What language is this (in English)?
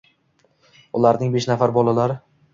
Uzbek